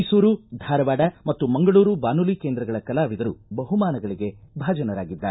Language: Kannada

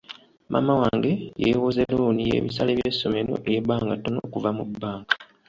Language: Ganda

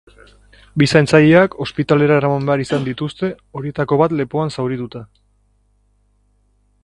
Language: Basque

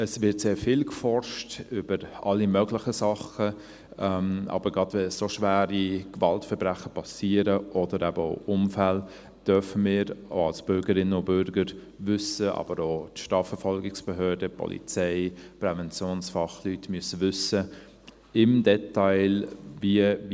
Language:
Swiss German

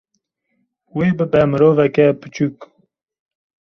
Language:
Kurdish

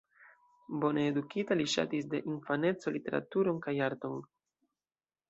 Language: Esperanto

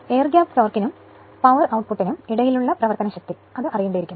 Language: Malayalam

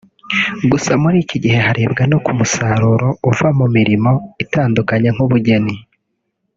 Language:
Kinyarwanda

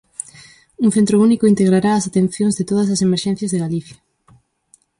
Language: Galician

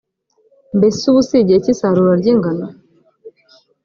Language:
Kinyarwanda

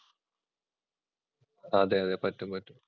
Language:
Malayalam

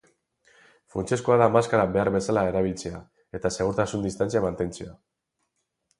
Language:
Basque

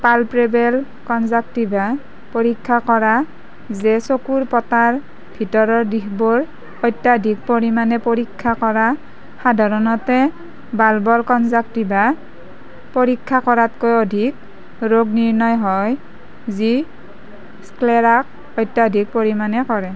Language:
Assamese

